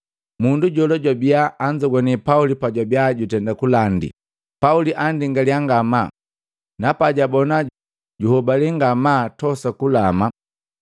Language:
Matengo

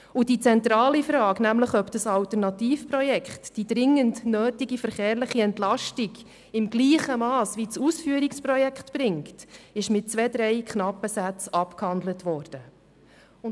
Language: Swiss German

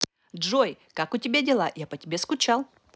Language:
Russian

